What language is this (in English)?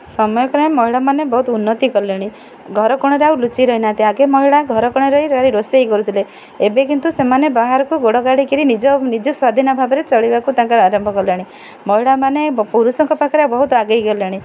Odia